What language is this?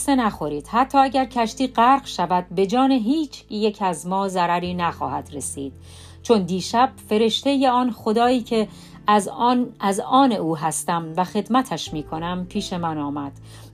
Persian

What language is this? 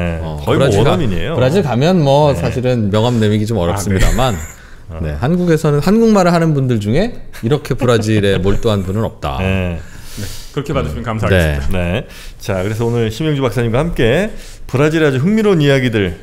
Korean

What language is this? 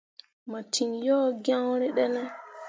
Mundang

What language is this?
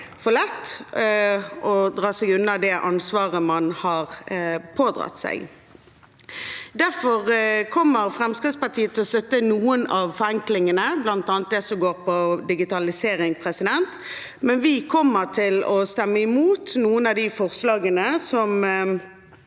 Norwegian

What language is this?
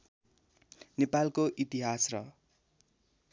Nepali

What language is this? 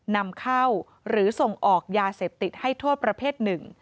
Thai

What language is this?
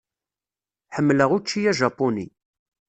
Kabyle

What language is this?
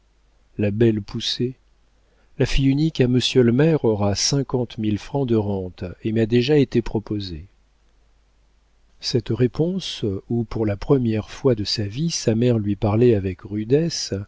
French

